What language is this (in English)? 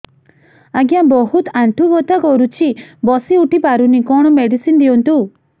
Odia